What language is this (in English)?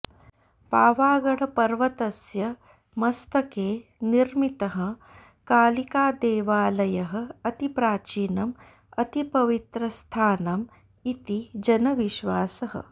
Sanskrit